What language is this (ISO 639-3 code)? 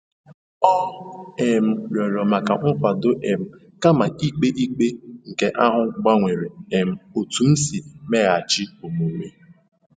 ibo